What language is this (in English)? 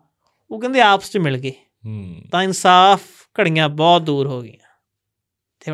Punjabi